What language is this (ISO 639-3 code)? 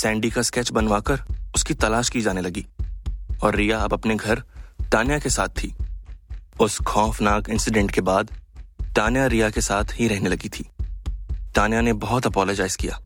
hin